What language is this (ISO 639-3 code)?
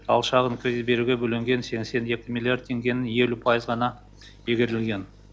kaz